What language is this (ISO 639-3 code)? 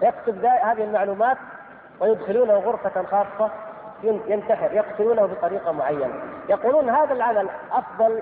ara